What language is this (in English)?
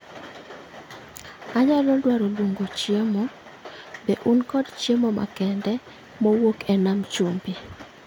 Luo (Kenya and Tanzania)